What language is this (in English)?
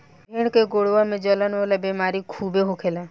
Bhojpuri